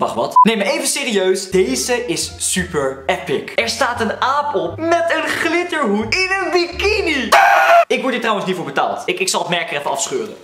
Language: Dutch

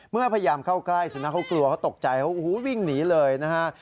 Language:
Thai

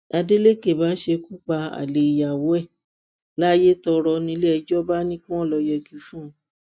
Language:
Yoruba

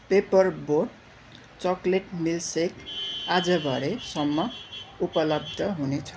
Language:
Nepali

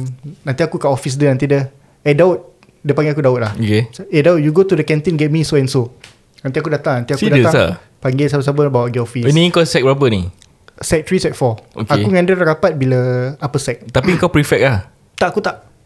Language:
Malay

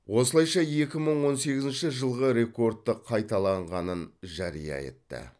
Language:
Kazakh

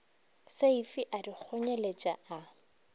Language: Northern Sotho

